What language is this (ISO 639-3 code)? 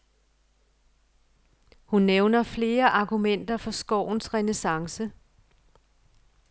dan